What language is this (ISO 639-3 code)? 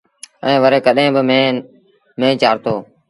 sbn